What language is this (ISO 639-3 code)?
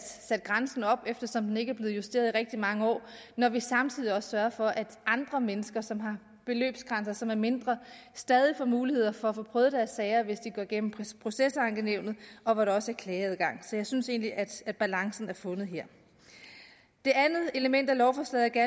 dan